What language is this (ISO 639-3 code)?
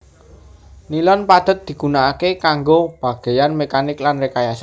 jav